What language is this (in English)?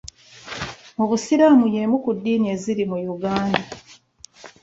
Ganda